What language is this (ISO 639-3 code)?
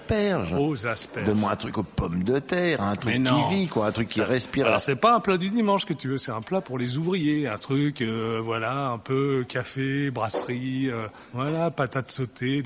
fra